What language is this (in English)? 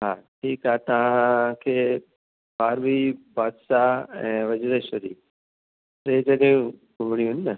Sindhi